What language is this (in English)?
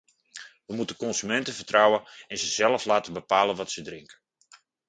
Dutch